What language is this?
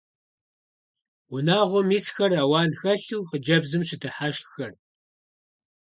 Kabardian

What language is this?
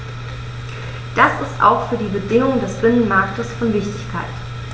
German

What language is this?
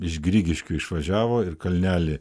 Lithuanian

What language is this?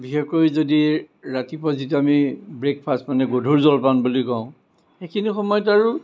Assamese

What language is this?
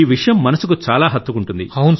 Telugu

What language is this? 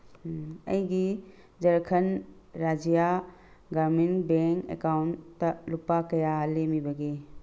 Manipuri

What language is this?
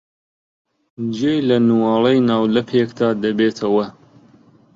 Central Kurdish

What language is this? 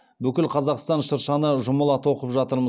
Kazakh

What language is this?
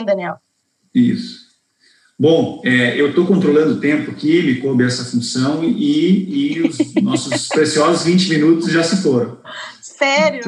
Portuguese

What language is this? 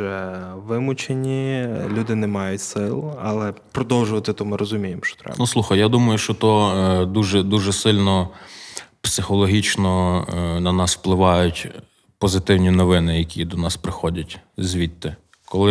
Ukrainian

